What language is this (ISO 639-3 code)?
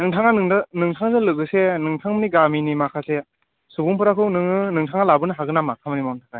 brx